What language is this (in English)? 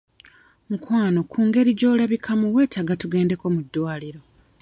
Ganda